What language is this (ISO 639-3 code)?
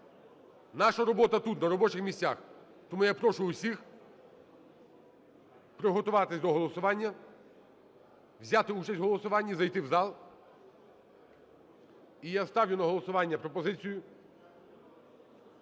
ukr